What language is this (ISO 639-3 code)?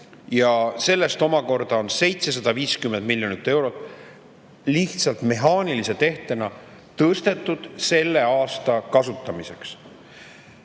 est